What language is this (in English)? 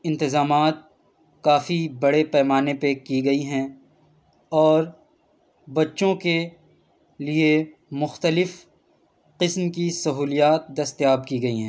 Urdu